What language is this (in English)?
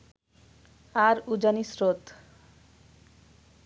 Bangla